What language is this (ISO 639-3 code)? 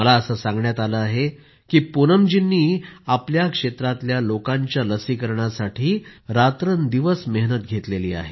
mar